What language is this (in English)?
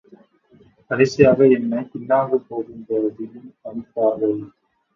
Tamil